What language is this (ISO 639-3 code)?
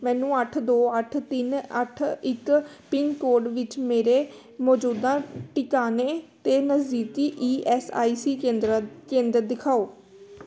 pan